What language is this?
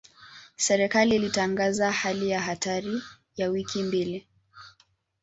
Swahili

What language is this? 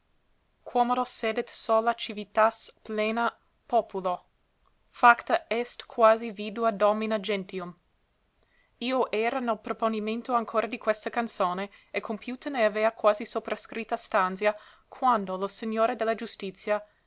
Italian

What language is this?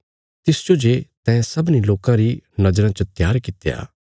Bilaspuri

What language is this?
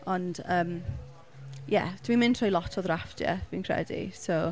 Welsh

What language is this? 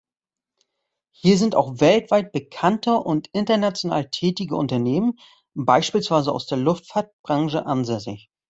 German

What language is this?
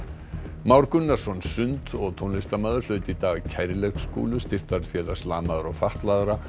Icelandic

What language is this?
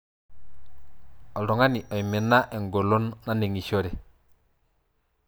Masai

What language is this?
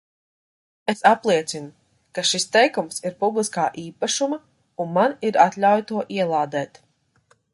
Latvian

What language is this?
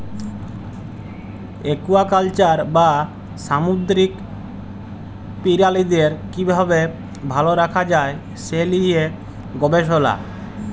Bangla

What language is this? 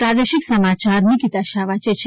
Gujarati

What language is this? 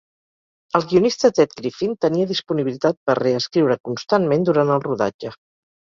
Catalan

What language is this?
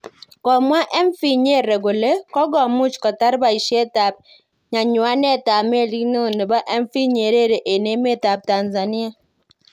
Kalenjin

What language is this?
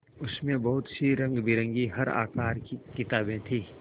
Hindi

